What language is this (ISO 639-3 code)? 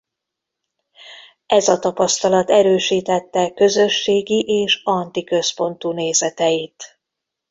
hun